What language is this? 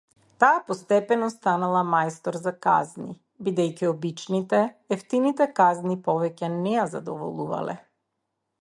Macedonian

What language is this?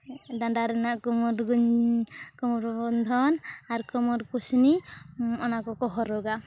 Santali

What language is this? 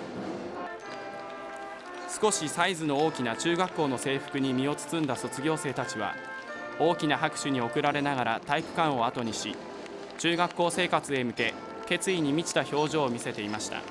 Japanese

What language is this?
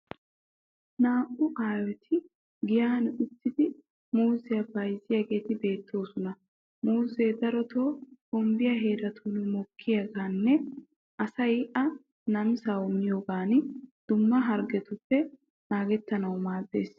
Wolaytta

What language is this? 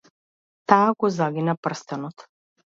Macedonian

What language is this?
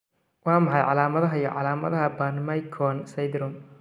Somali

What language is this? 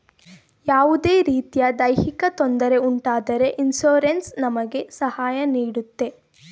Kannada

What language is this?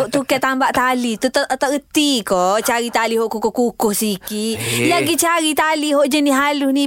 Malay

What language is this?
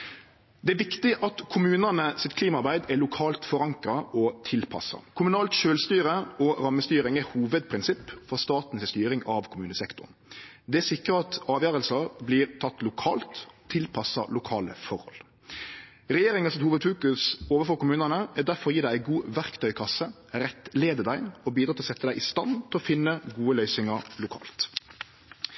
Norwegian Nynorsk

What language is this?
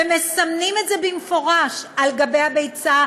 Hebrew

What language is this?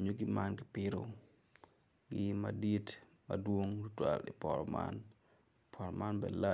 Acoli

